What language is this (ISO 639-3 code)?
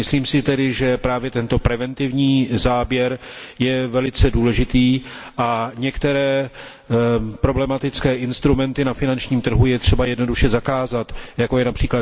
ces